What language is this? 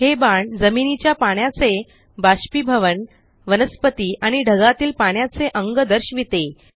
Marathi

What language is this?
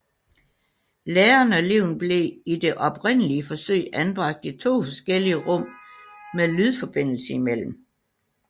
Danish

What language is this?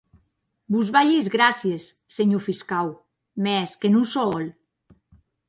Occitan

